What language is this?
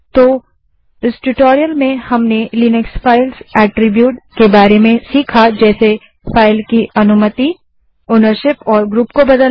Hindi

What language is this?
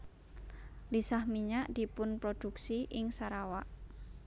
Javanese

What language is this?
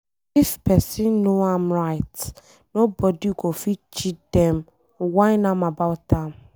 Nigerian Pidgin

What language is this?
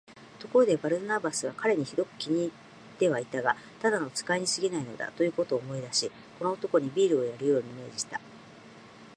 Japanese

